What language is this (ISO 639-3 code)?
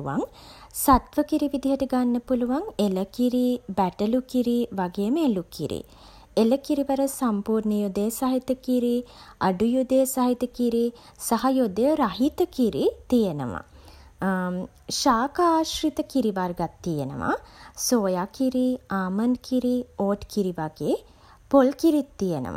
sin